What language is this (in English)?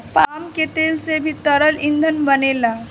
Bhojpuri